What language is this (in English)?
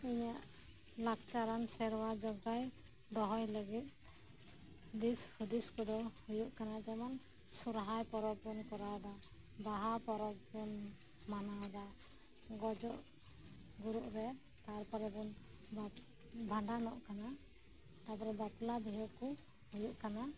Santali